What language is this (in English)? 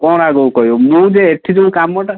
Odia